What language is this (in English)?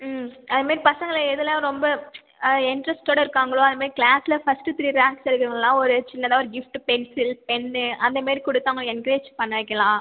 Tamil